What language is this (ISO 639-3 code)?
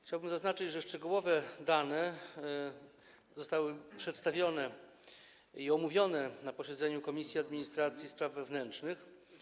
pol